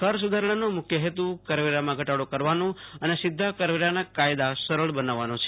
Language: Gujarati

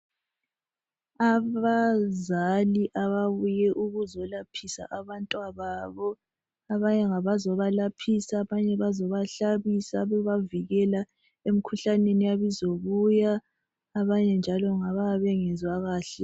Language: North Ndebele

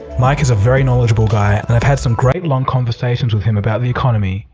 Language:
English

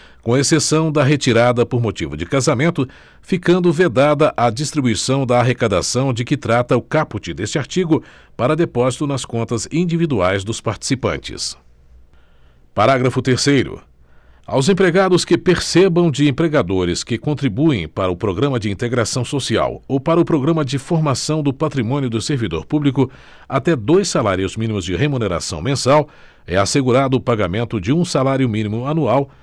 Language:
Portuguese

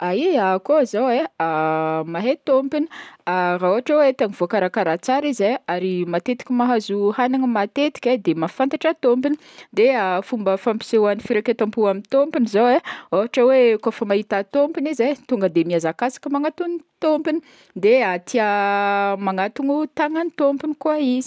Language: Northern Betsimisaraka Malagasy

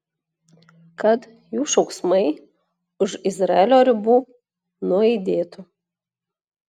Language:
Lithuanian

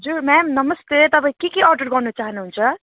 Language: Nepali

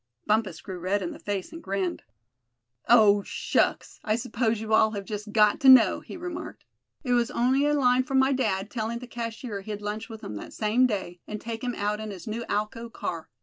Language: English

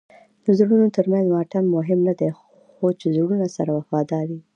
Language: Pashto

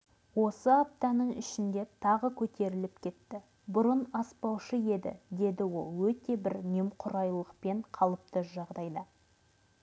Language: Kazakh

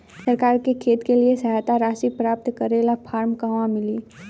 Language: Bhojpuri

